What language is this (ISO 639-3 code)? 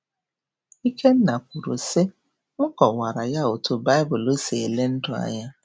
ibo